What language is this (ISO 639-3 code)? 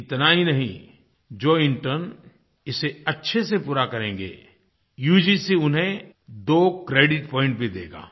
hin